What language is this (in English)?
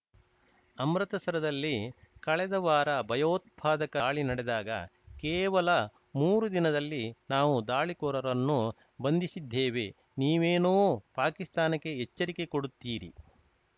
Kannada